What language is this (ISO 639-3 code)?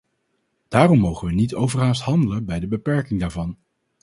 nld